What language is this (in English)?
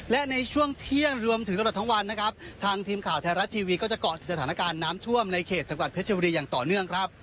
Thai